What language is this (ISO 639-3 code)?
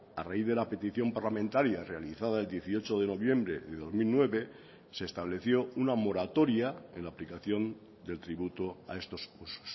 spa